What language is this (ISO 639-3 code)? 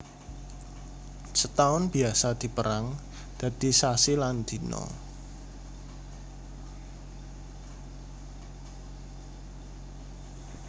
jav